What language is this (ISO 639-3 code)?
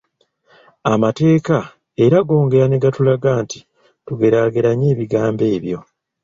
lug